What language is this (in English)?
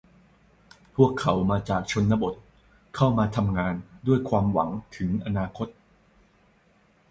Thai